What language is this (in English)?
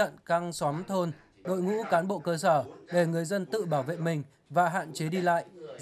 Vietnamese